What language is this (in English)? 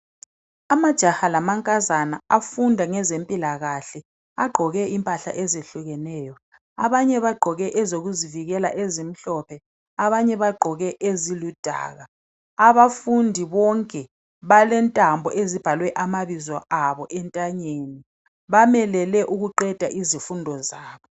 North Ndebele